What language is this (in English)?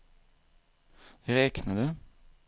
Swedish